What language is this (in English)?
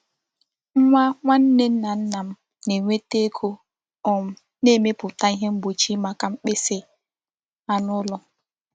Igbo